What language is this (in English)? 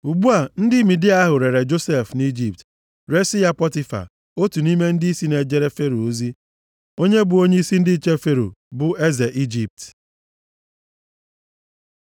Igbo